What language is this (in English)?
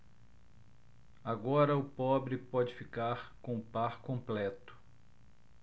Portuguese